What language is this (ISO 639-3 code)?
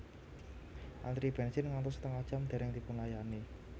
jav